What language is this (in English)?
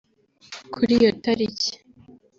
Kinyarwanda